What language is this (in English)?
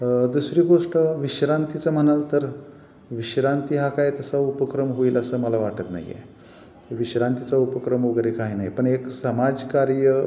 Marathi